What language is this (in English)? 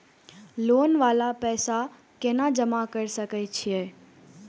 Maithili